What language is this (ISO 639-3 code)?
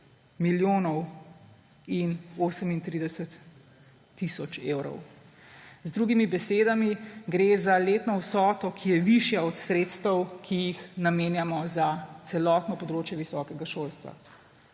slv